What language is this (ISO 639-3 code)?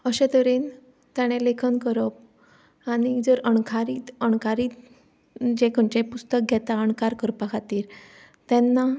kok